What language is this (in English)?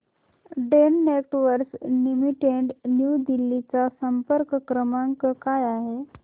Marathi